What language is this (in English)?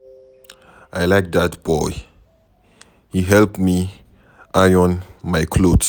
Nigerian Pidgin